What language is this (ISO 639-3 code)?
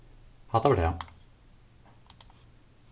fao